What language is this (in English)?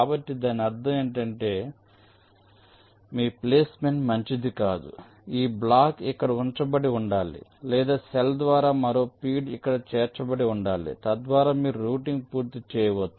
Telugu